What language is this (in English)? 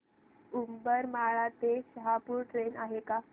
Marathi